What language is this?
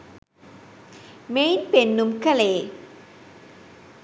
Sinhala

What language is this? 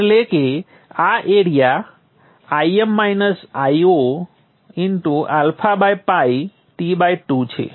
Gujarati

